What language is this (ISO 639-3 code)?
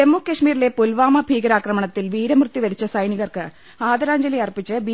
mal